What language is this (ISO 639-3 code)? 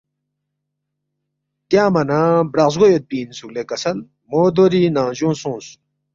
bft